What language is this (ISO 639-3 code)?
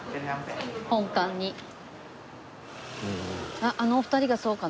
jpn